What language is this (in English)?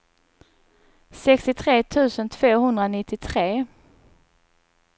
Swedish